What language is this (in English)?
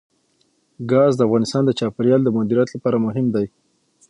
Pashto